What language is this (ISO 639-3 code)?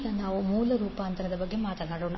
kan